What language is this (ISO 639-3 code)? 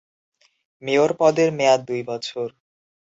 ben